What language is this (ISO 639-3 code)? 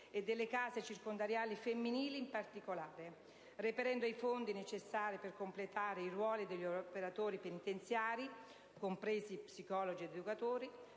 ita